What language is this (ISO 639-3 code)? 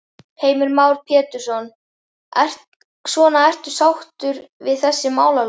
isl